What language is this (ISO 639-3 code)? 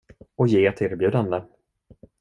swe